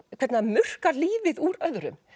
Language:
Icelandic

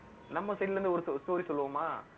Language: Tamil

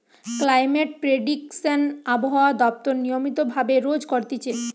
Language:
Bangla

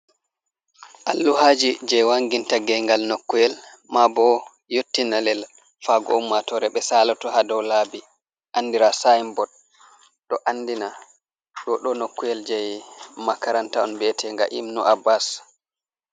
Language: Fula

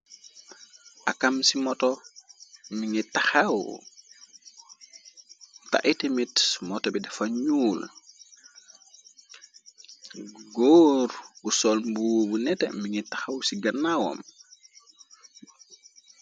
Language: Wolof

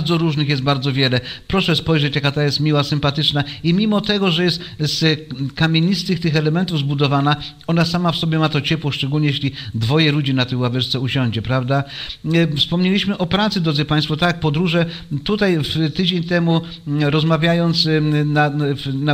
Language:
Polish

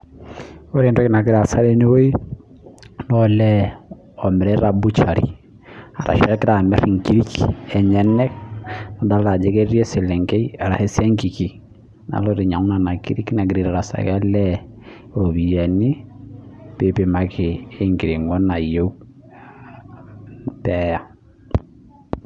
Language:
Masai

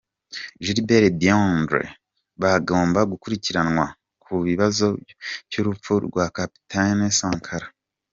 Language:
Kinyarwanda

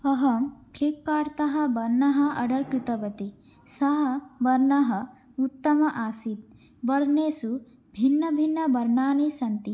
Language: Sanskrit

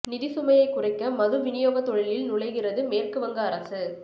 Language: Tamil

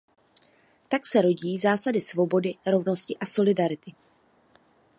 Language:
Czech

